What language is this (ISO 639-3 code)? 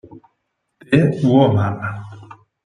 ita